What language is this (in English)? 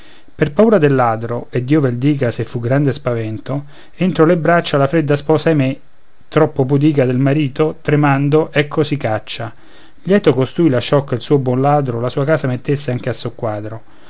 Italian